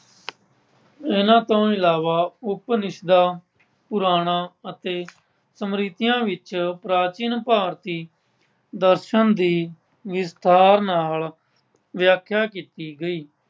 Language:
Punjabi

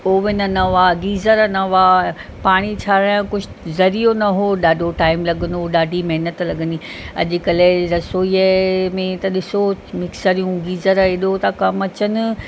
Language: Sindhi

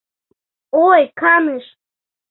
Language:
Mari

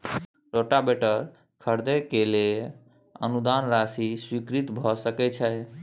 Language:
Maithili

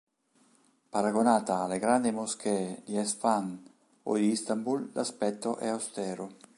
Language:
Italian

